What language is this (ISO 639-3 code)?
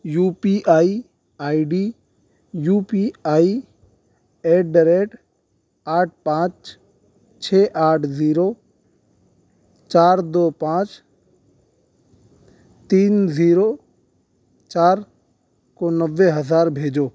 urd